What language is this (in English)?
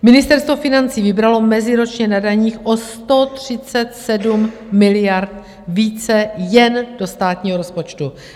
Czech